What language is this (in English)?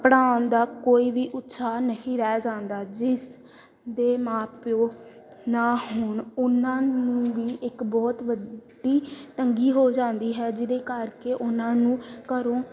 Punjabi